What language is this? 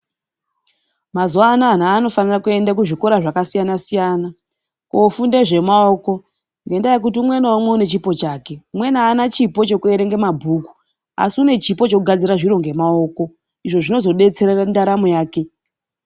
Ndau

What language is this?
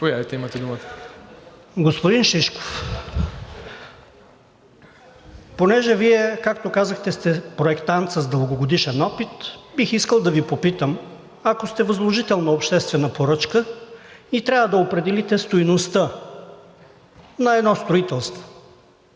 Bulgarian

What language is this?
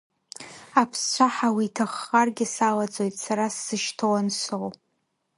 Abkhazian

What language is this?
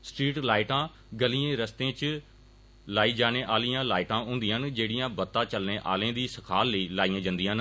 Dogri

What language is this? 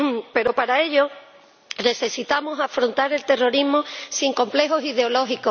Spanish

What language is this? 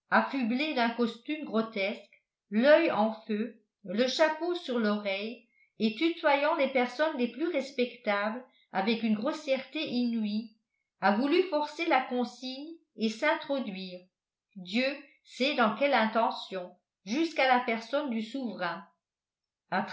French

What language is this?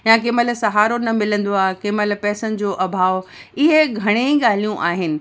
Sindhi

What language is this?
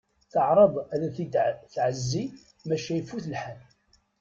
Kabyle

